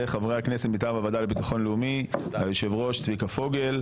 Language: Hebrew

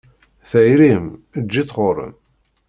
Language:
Kabyle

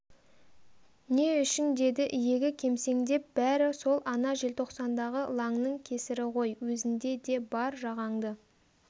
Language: Kazakh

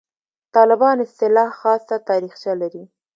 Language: Pashto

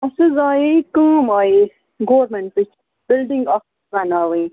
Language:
Kashmiri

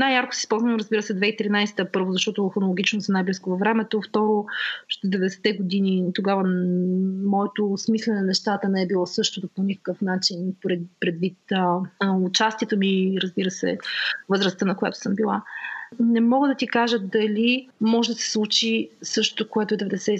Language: Bulgarian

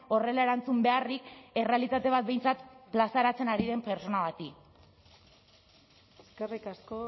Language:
Basque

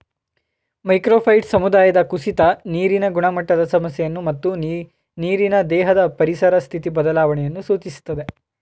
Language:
Kannada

